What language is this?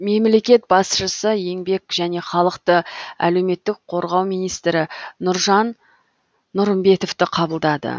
Kazakh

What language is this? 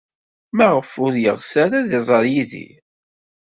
Kabyle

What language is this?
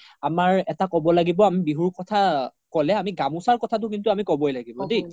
Assamese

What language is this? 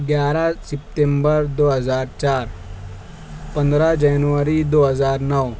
Urdu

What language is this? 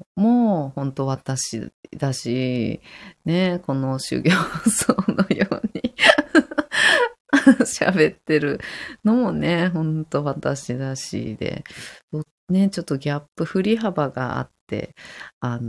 Japanese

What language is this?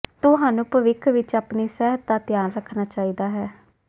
Punjabi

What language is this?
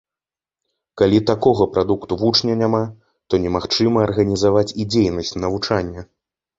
Belarusian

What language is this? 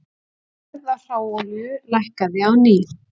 Icelandic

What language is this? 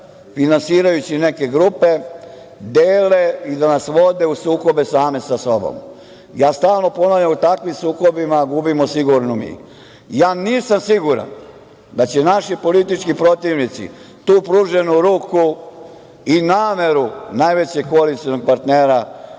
Serbian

